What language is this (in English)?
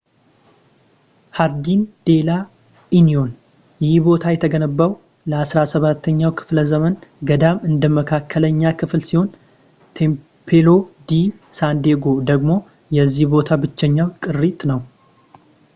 Amharic